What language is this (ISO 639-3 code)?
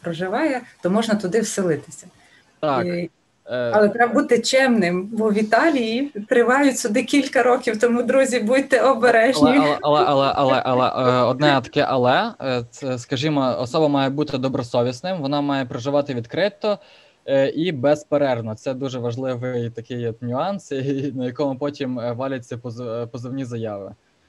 ukr